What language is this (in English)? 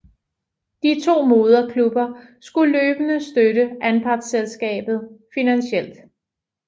Danish